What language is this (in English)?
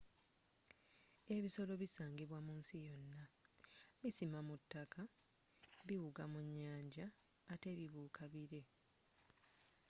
Ganda